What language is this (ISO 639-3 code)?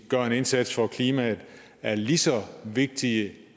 dan